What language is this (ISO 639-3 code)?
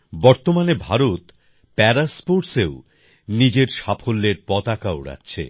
ben